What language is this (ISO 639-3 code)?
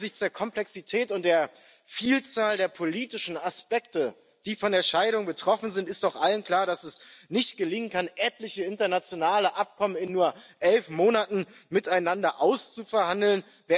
deu